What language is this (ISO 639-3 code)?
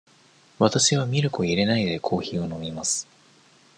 jpn